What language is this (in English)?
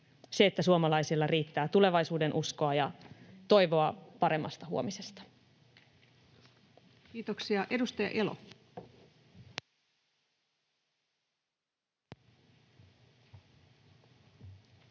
Finnish